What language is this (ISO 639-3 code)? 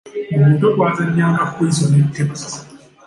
lug